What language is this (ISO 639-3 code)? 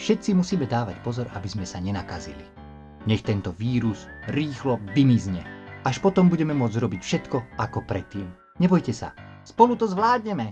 slk